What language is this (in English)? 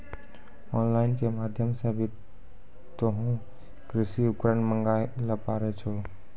Maithili